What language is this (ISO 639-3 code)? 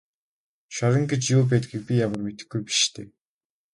mon